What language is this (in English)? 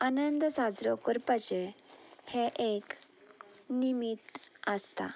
Konkani